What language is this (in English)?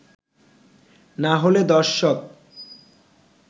Bangla